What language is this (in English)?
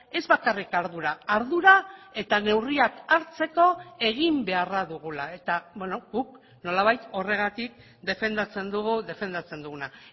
Basque